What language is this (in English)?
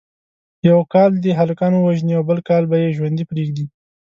Pashto